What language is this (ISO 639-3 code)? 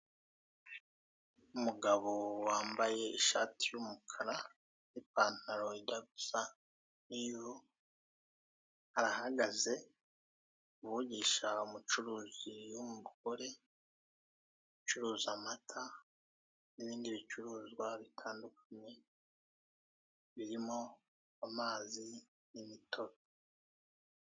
kin